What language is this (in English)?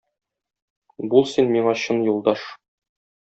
Tatar